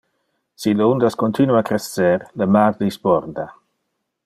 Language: Interlingua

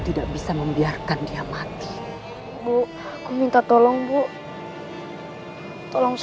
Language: Indonesian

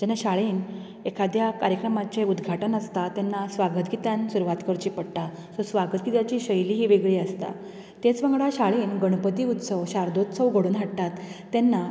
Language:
Konkani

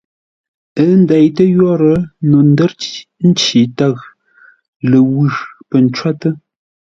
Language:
Ngombale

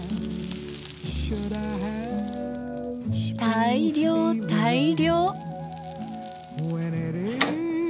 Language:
Japanese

